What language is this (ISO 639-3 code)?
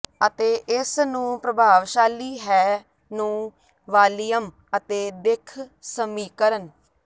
pan